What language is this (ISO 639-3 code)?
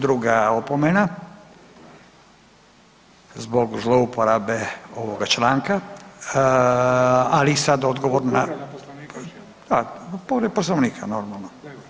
hrv